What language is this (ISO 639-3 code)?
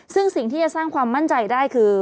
tha